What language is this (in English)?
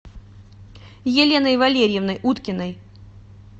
Russian